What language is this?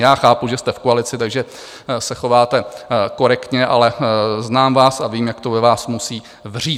Czech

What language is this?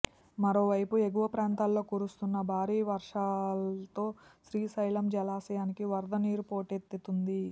Telugu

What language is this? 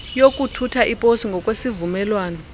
Xhosa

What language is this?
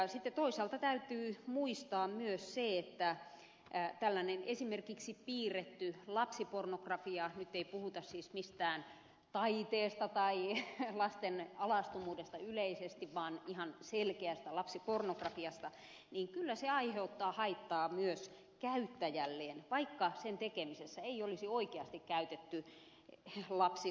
Finnish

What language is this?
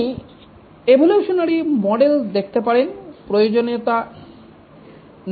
Bangla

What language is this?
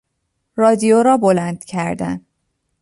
Persian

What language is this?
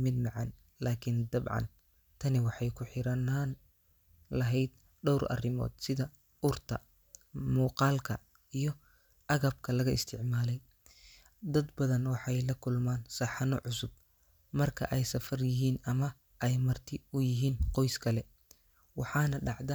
Somali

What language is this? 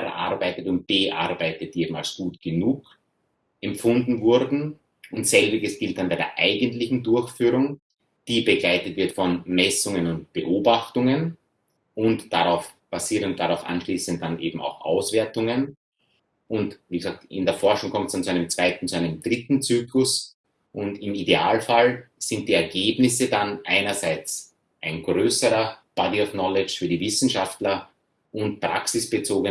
German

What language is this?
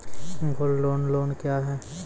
Maithili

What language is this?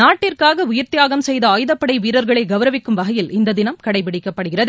Tamil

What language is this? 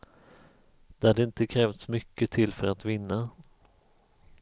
Swedish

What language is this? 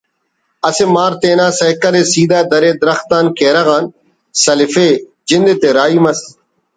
Brahui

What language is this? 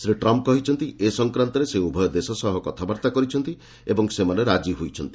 Odia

